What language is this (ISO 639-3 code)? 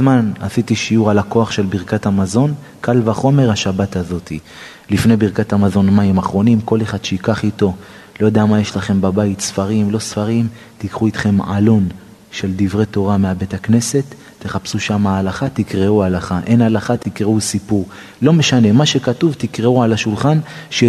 heb